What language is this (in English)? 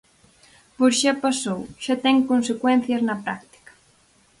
Galician